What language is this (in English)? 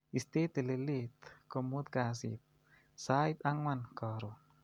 Kalenjin